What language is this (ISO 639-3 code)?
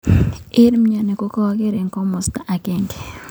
kln